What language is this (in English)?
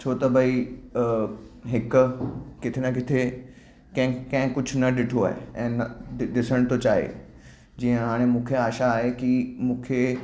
Sindhi